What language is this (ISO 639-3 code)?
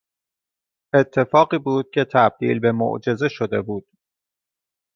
fas